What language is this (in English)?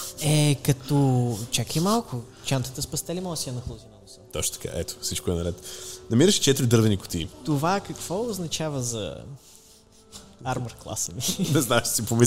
Bulgarian